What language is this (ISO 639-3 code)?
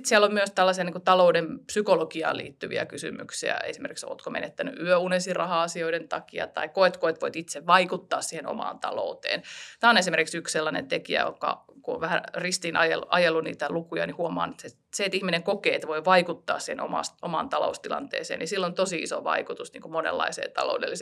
fin